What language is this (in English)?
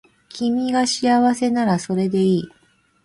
Japanese